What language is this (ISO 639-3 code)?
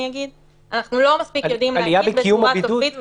heb